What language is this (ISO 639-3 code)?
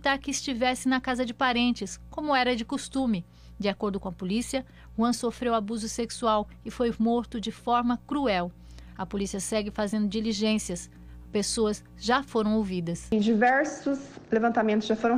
por